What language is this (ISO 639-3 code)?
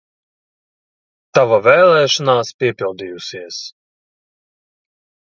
lav